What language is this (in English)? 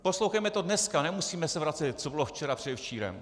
Czech